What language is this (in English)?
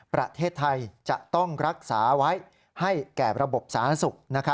Thai